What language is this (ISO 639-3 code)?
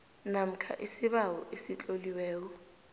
nbl